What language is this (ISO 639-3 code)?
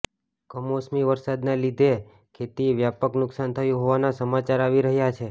guj